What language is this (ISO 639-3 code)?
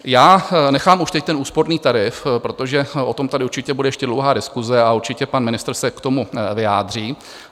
ces